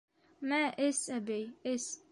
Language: Bashkir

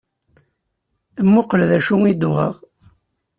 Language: Kabyle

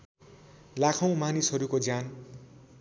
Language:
Nepali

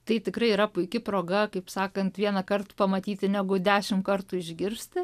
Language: Lithuanian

